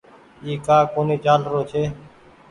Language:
Goaria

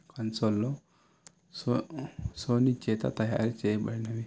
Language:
Telugu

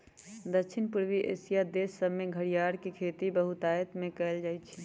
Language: Magahi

